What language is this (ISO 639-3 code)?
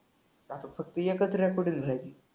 mar